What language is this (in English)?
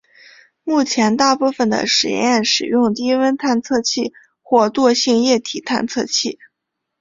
Chinese